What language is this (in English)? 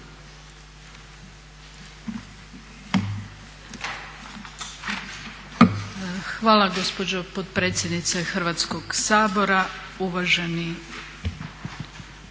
Croatian